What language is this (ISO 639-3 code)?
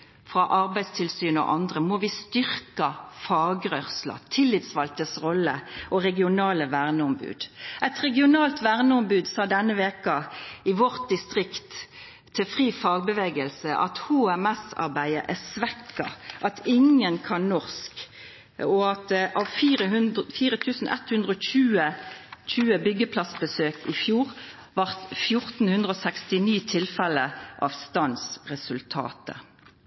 nno